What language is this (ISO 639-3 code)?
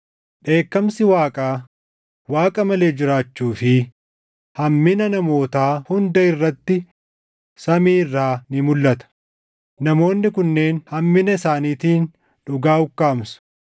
orm